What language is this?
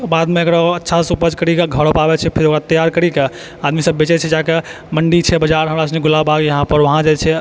Maithili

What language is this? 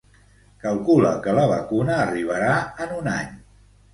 Catalan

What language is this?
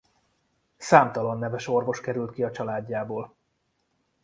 Hungarian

